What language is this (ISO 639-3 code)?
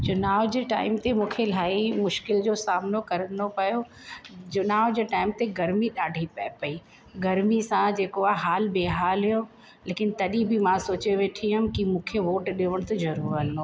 snd